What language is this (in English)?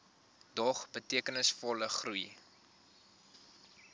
Afrikaans